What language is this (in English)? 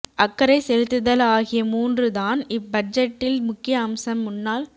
Tamil